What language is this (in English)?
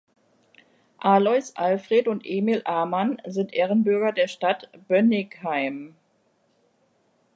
German